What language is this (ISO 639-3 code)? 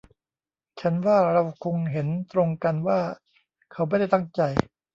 tha